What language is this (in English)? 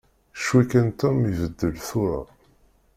Kabyle